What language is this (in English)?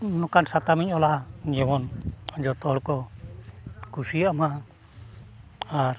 Santali